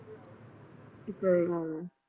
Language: Punjabi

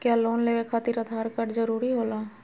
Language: Magahi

